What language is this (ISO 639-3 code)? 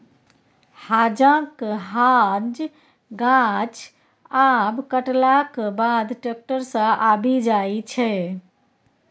mai